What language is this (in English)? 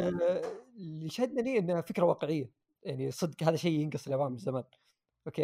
Arabic